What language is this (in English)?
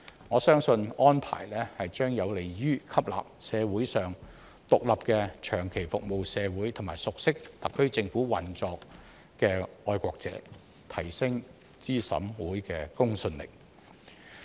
Cantonese